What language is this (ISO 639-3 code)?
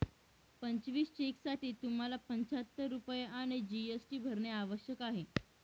mar